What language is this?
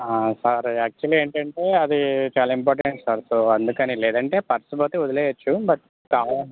Telugu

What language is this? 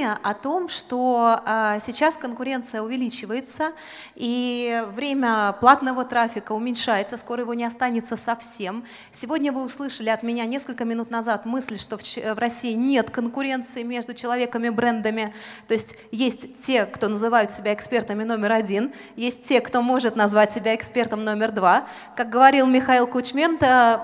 Russian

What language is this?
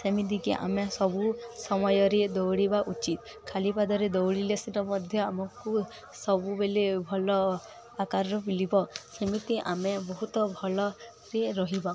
Odia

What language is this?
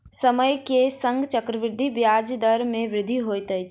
Maithili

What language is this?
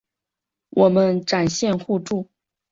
Chinese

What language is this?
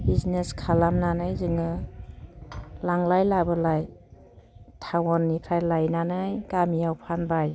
Bodo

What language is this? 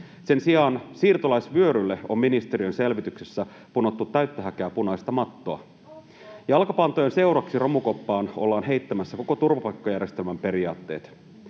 Finnish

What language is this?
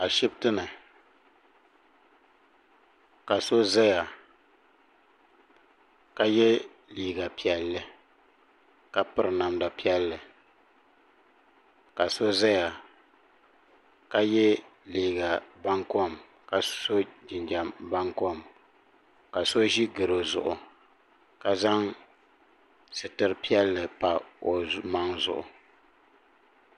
Dagbani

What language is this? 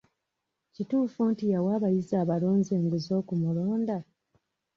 Ganda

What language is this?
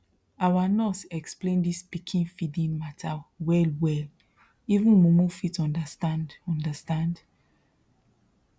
Nigerian Pidgin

